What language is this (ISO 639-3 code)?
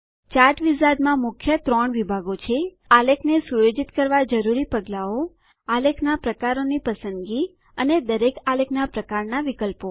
guj